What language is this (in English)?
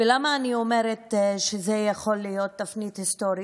Hebrew